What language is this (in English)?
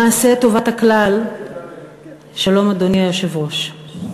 Hebrew